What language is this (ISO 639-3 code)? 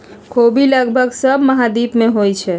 mag